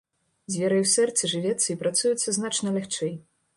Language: Belarusian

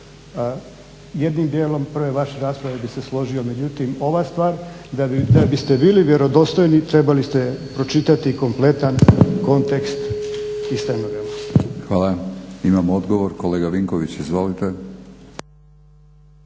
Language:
Croatian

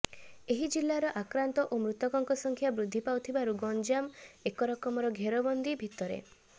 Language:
Odia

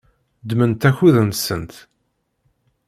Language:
Kabyle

